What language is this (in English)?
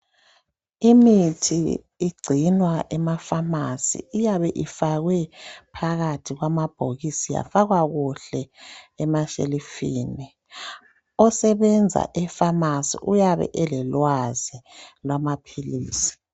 North Ndebele